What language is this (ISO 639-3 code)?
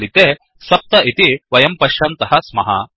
san